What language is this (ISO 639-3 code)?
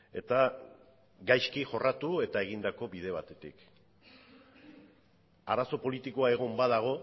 eus